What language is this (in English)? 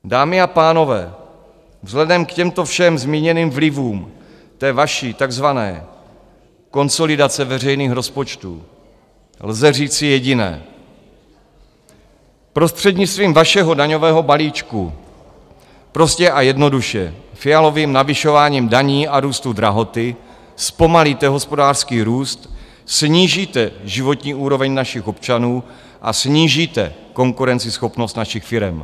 Czech